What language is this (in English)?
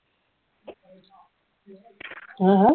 Assamese